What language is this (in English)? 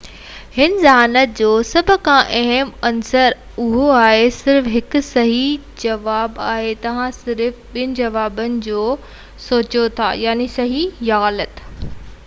Sindhi